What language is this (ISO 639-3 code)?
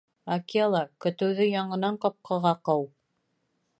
bak